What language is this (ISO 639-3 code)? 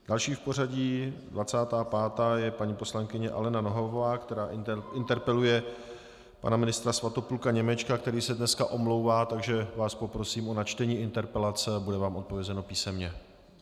ces